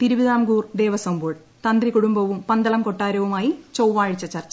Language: Malayalam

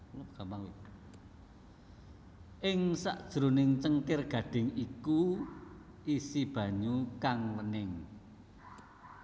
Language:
Javanese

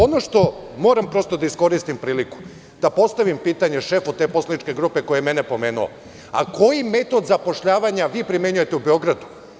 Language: Serbian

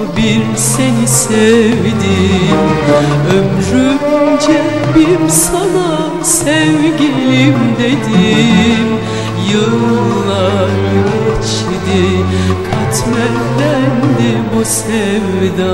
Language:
Turkish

